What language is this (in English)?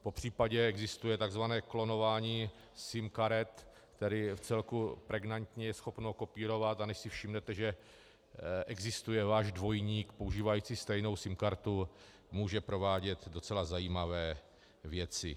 Czech